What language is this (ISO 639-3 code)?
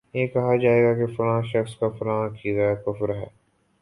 urd